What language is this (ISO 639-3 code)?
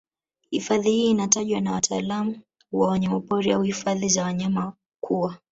swa